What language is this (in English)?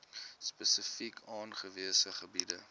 Afrikaans